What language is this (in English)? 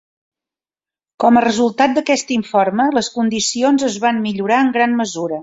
Catalan